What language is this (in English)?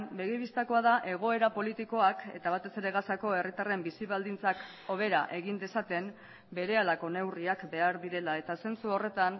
Basque